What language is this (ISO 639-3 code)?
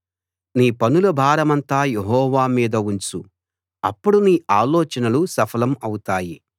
tel